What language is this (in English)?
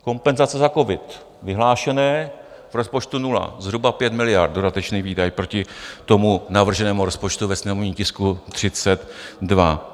Czech